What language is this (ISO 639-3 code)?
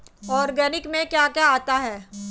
hin